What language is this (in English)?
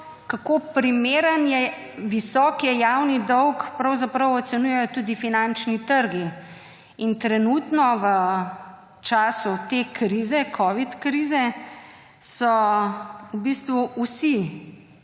Slovenian